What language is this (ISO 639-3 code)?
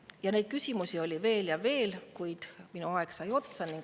est